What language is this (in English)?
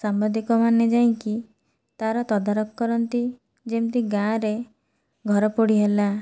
Odia